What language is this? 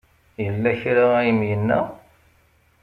Kabyle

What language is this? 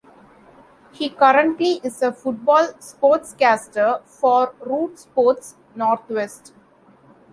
English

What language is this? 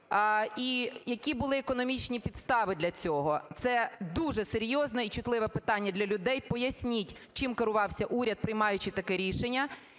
Ukrainian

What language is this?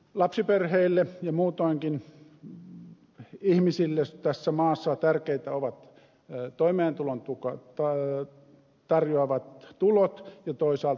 Finnish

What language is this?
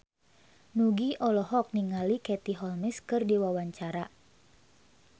Sundanese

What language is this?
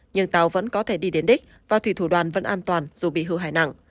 Vietnamese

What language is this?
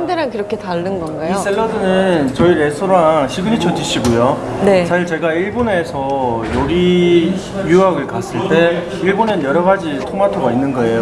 Korean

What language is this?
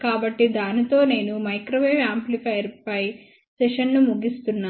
Telugu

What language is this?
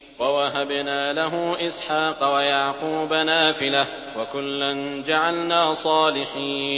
Arabic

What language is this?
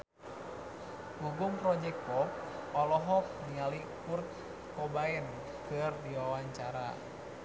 Sundanese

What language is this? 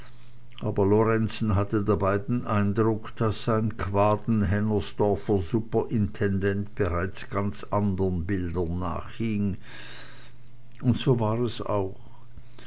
German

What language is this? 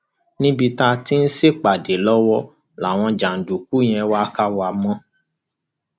Yoruba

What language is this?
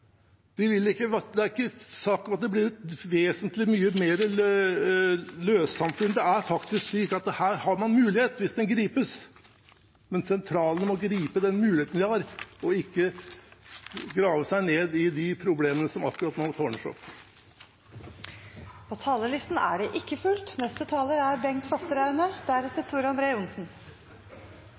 Norwegian Bokmål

